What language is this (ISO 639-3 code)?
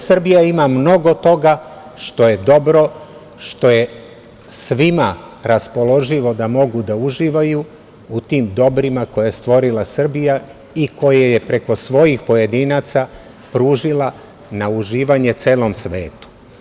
srp